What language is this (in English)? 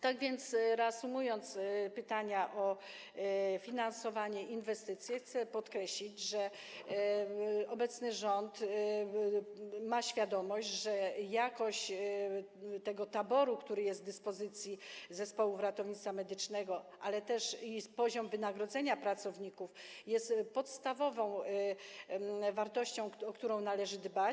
Polish